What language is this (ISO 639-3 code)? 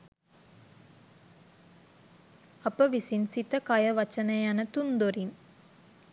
sin